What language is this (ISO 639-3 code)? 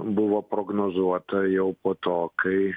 lit